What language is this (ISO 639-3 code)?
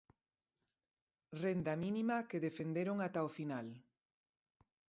glg